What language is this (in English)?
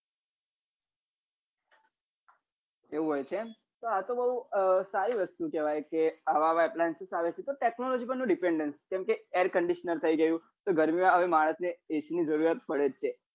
Gujarati